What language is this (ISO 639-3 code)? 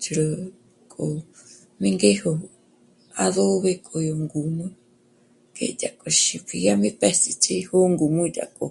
mmc